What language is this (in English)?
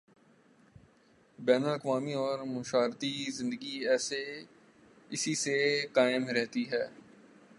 Urdu